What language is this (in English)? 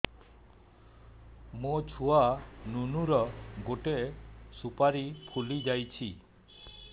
Odia